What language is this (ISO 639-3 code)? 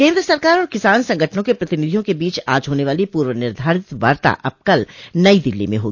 hin